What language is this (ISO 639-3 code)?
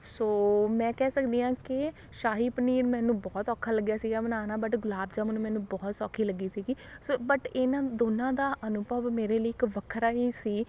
pan